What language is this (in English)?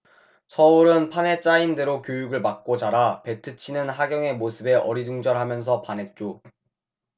Korean